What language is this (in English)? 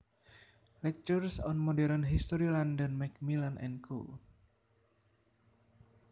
Javanese